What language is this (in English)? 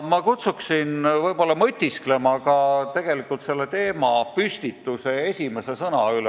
Estonian